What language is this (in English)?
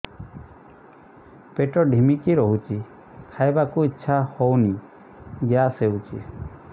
Odia